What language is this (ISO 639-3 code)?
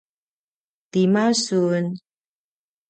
pwn